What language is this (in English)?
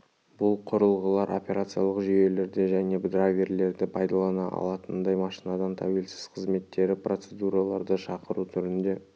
Kazakh